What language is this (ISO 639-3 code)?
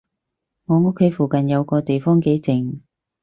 yue